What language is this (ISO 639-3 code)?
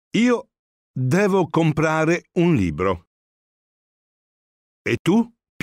ita